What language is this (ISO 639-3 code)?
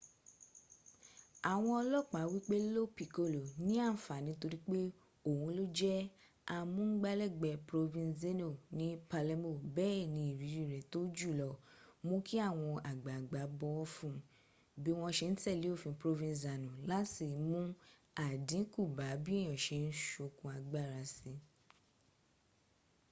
yor